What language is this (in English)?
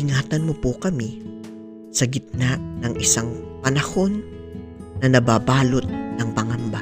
Filipino